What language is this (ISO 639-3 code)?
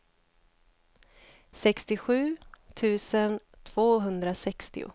swe